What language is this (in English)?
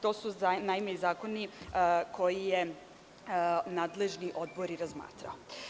Serbian